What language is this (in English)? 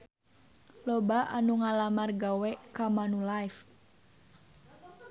Sundanese